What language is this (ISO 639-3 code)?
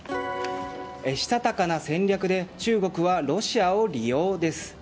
jpn